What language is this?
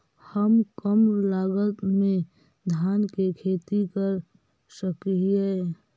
Magahi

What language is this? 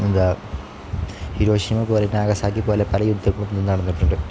Malayalam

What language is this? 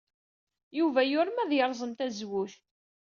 Kabyle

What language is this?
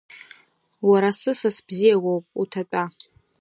Abkhazian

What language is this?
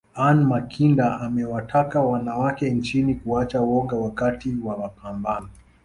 Swahili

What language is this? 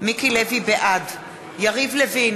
Hebrew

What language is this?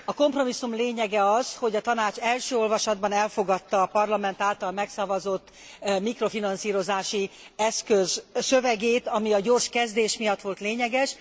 Hungarian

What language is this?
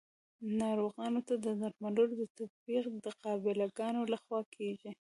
Pashto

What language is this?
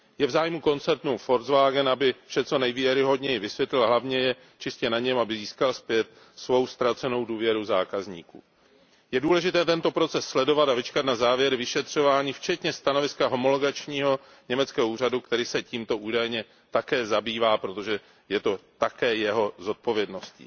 Czech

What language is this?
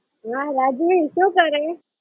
Gujarati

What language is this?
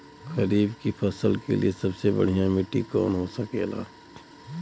Bhojpuri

